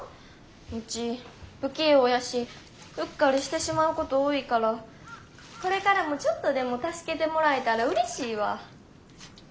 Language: Japanese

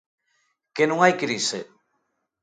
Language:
Galician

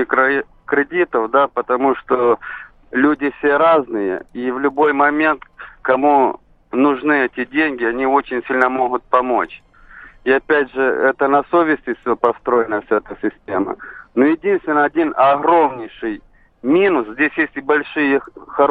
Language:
Russian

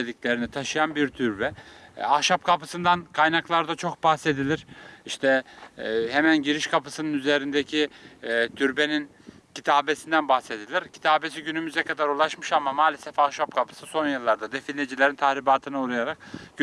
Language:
Turkish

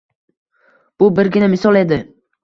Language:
Uzbek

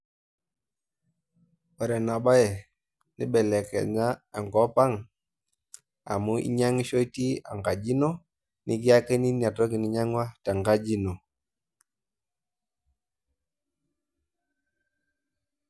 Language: Masai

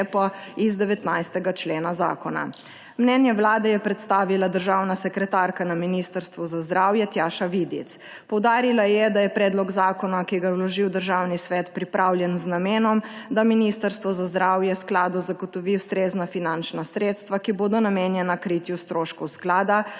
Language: Slovenian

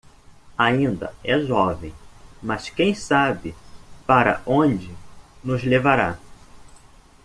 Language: Portuguese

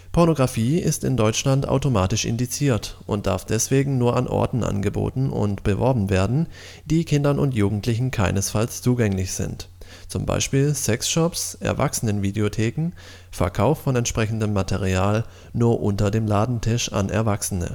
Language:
German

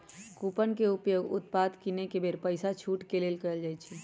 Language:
Magahi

